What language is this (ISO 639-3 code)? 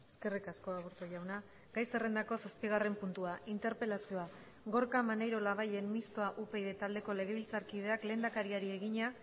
eus